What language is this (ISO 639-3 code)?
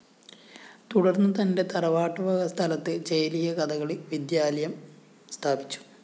mal